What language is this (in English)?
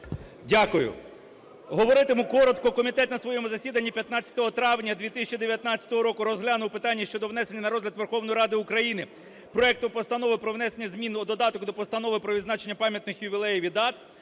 Ukrainian